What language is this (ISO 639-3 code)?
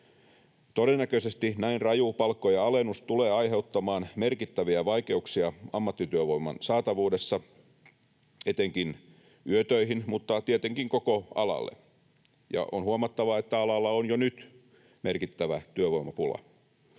fin